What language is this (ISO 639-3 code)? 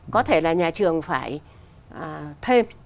vie